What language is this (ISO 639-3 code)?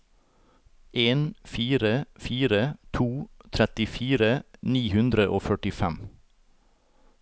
nor